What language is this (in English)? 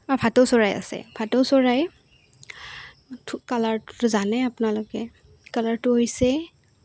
Assamese